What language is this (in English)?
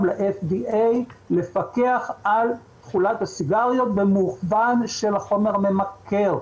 Hebrew